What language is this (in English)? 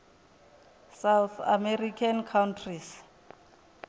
Venda